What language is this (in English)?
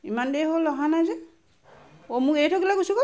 Assamese